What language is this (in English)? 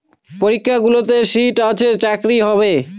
Bangla